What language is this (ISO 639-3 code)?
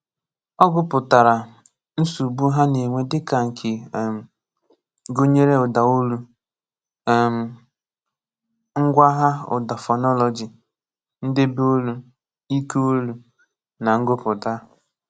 ibo